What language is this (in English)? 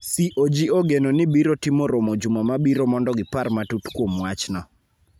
Luo (Kenya and Tanzania)